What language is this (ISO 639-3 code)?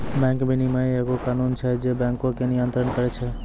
mai